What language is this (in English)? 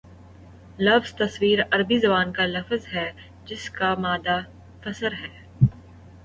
Urdu